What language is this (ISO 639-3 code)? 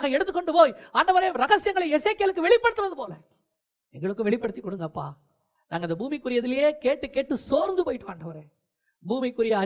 tam